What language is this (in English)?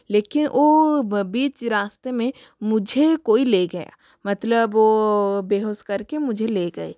Hindi